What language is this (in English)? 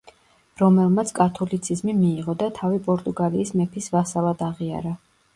Georgian